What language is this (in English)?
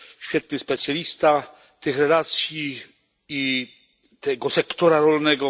Polish